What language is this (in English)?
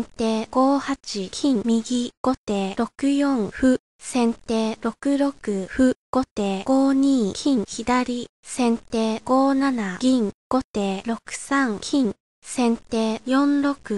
Japanese